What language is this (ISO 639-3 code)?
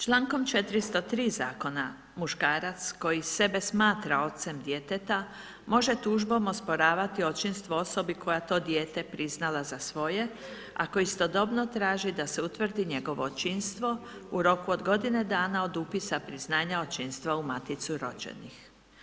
hrv